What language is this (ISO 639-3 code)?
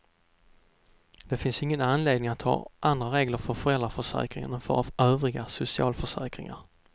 swe